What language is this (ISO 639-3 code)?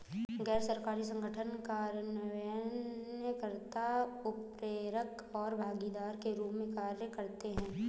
hin